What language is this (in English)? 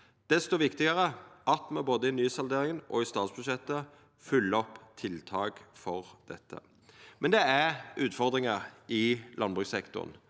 Norwegian